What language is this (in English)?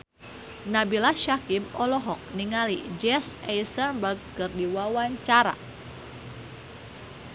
Sundanese